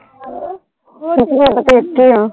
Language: Punjabi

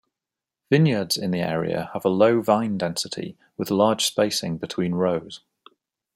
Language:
English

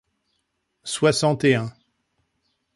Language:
French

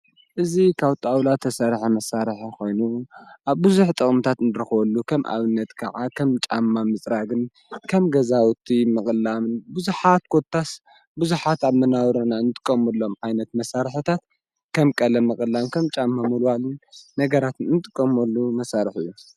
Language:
Tigrinya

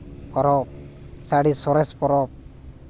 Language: Santali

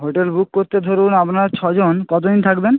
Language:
Bangla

